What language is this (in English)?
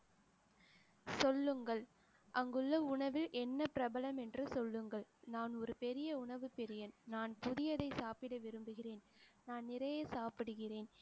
Tamil